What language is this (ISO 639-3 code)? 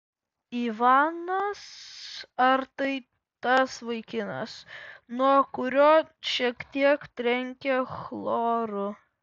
lit